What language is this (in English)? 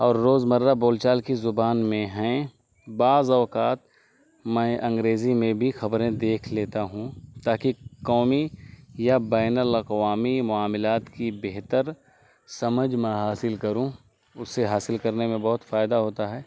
Urdu